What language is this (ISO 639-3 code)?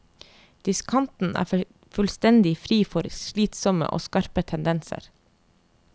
nor